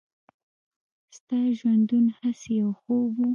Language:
Pashto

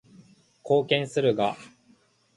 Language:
Japanese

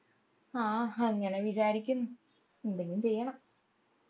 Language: Malayalam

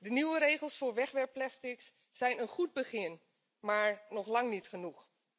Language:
Dutch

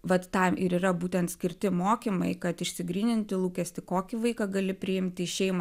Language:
Lithuanian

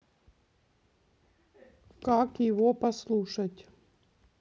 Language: Russian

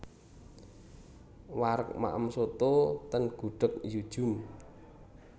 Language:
Javanese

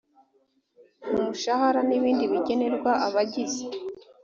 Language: Kinyarwanda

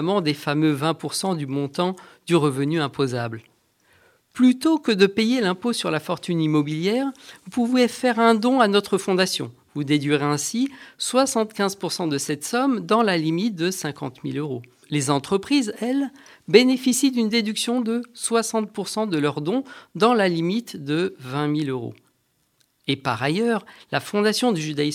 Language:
French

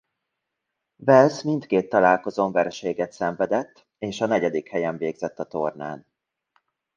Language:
Hungarian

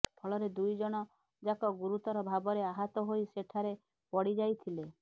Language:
Odia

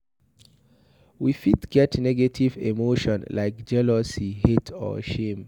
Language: Nigerian Pidgin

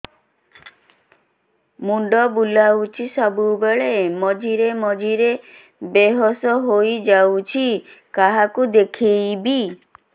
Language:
Odia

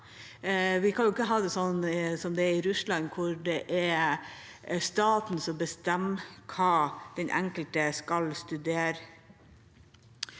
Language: Norwegian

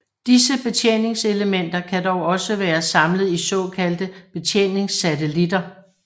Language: Danish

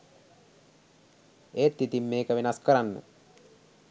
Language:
Sinhala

